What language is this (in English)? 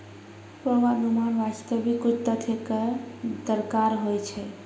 Maithili